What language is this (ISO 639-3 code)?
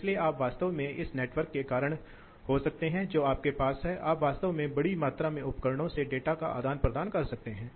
hin